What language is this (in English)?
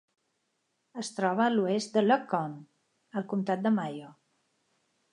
Catalan